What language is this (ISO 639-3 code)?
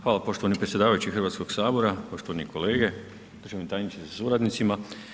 hrv